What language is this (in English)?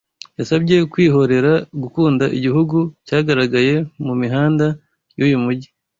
Kinyarwanda